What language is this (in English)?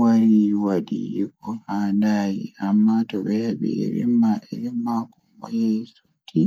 Fula